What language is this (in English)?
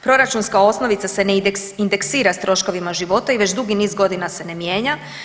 Croatian